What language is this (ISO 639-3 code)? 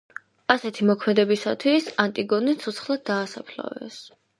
kat